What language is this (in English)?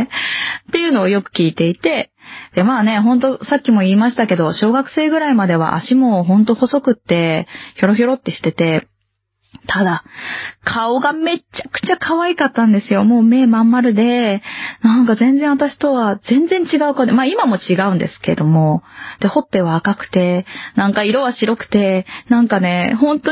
Japanese